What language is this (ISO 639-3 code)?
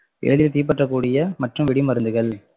tam